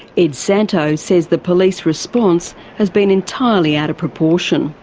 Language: English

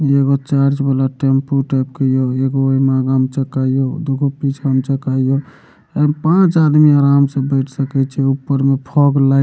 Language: Maithili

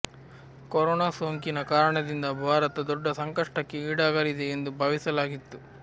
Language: Kannada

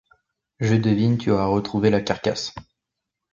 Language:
French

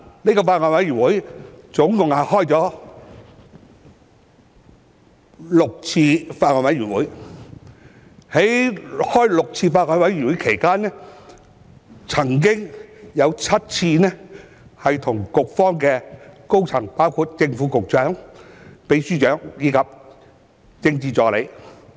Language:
Cantonese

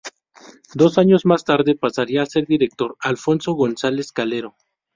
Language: Spanish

